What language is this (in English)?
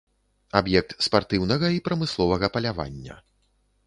Belarusian